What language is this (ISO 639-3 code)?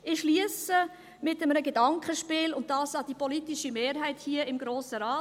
gsw